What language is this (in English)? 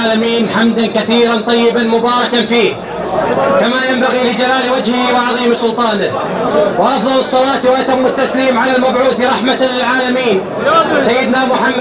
Arabic